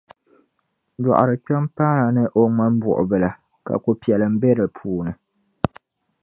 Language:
Dagbani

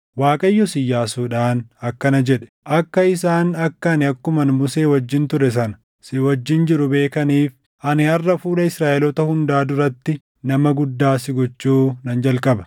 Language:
Oromo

